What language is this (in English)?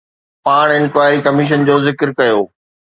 Sindhi